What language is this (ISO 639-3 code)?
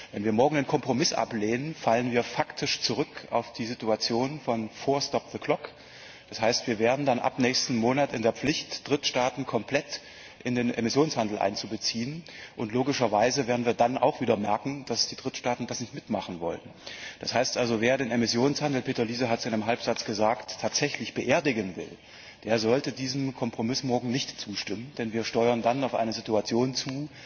deu